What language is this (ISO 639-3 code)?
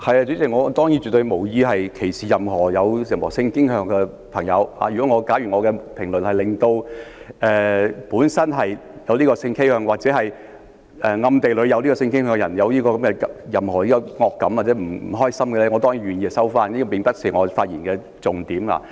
yue